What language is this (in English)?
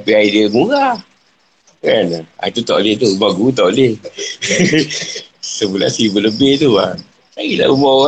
Malay